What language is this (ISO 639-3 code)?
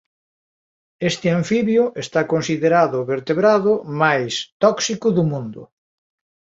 glg